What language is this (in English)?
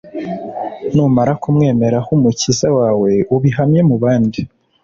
Kinyarwanda